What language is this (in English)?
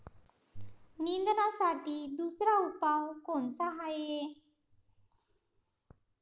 Marathi